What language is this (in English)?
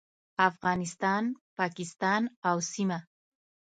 Pashto